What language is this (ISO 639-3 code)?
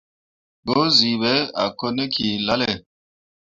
mua